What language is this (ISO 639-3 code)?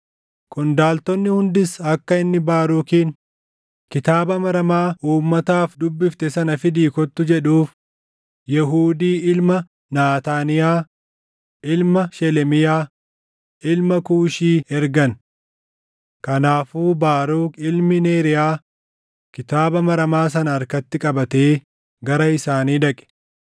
orm